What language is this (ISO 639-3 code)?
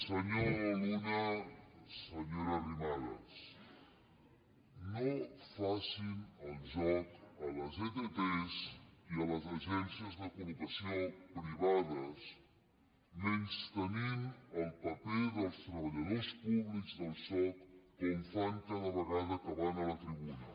cat